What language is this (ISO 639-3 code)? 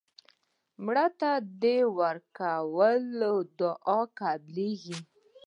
pus